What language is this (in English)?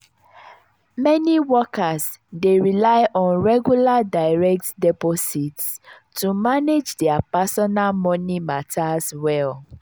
Nigerian Pidgin